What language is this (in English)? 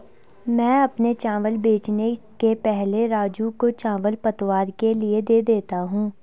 Hindi